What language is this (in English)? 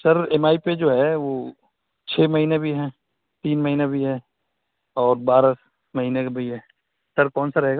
Urdu